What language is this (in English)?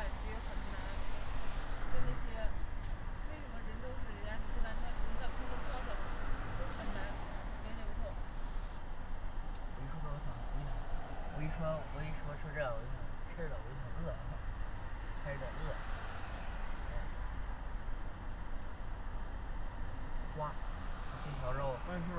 Chinese